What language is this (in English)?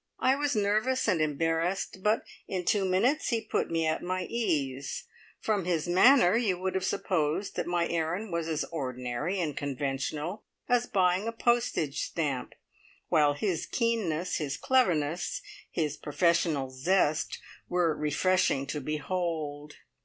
English